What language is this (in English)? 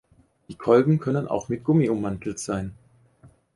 German